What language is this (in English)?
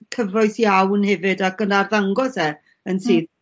Welsh